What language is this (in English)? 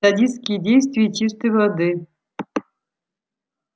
Russian